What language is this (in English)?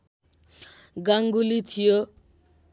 Nepali